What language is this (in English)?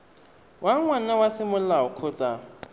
Tswana